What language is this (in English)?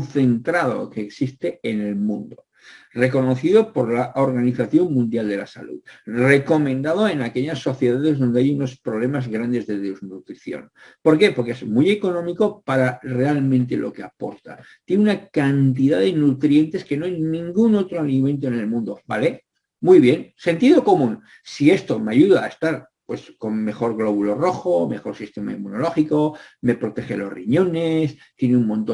Spanish